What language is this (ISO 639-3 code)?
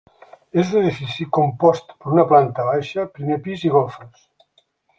cat